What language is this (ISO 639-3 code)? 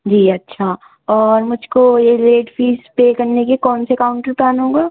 urd